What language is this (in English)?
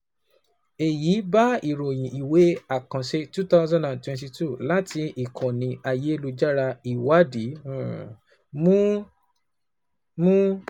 Yoruba